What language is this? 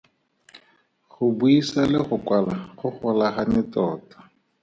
Tswana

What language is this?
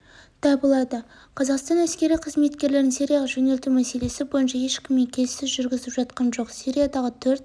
Kazakh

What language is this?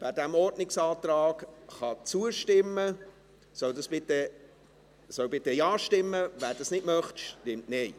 Swiss German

